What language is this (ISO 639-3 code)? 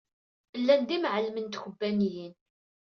kab